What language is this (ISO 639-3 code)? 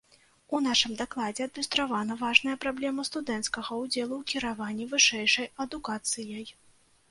bel